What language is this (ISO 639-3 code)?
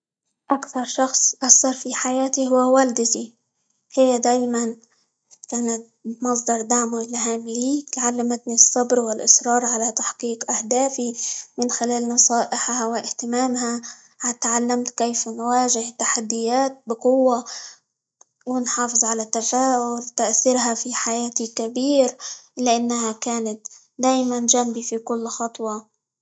ayl